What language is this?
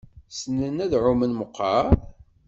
Kabyle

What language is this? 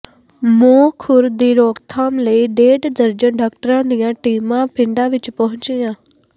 Punjabi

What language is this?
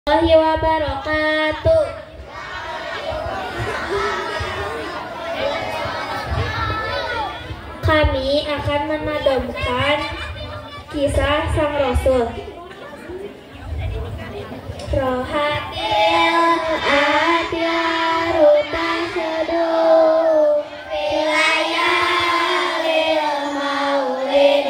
Thai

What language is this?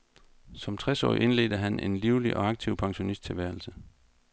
Danish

